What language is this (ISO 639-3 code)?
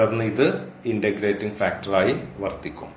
mal